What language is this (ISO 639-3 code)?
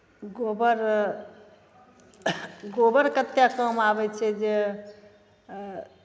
mai